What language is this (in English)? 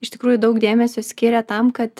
Lithuanian